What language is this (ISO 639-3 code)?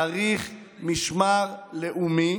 heb